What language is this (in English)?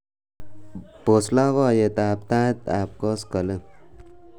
Kalenjin